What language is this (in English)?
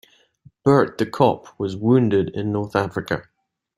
English